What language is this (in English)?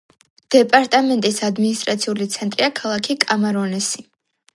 Georgian